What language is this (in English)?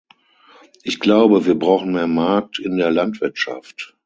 German